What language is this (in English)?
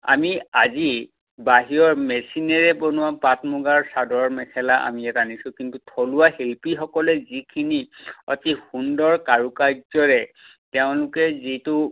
Assamese